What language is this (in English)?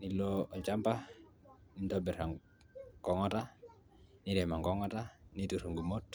Masai